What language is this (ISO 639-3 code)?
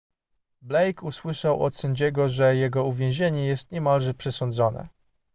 pol